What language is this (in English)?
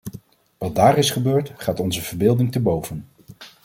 Dutch